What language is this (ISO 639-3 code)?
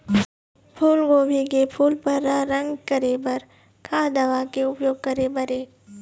hne